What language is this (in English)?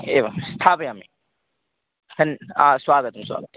Sanskrit